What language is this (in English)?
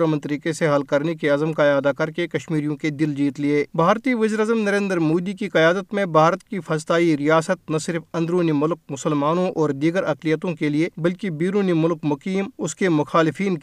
Urdu